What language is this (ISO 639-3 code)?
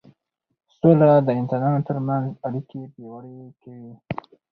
pus